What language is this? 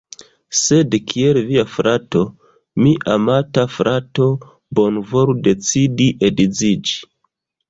Esperanto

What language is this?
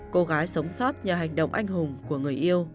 Vietnamese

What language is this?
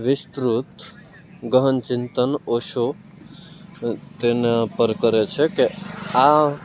Gujarati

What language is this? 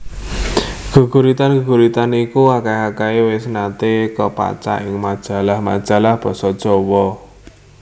Javanese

